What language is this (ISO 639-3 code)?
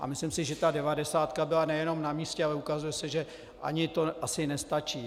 ces